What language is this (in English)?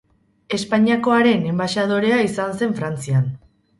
Basque